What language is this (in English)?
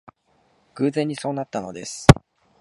Japanese